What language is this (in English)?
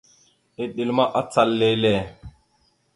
Mada (Cameroon)